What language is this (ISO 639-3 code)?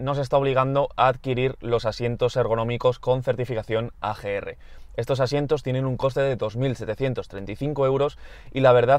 spa